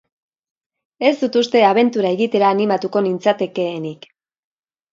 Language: Basque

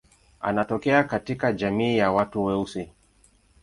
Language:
Swahili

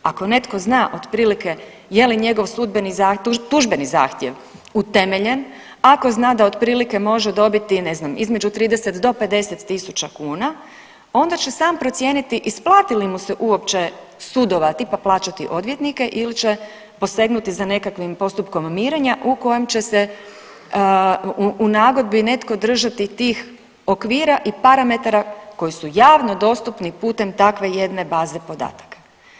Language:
Croatian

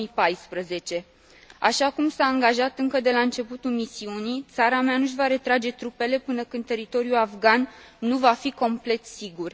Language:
Romanian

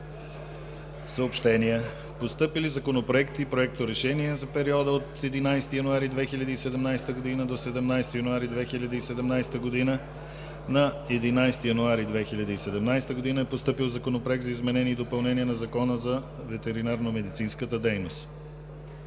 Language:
Bulgarian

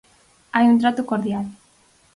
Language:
Galician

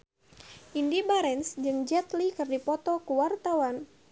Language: Sundanese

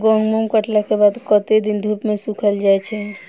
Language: Maithili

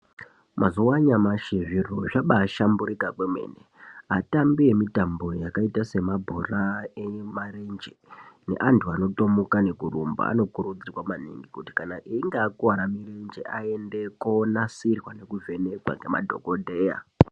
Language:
Ndau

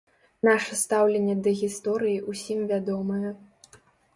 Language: Belarusian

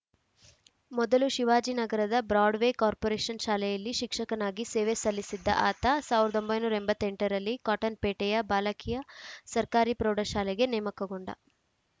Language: Kannada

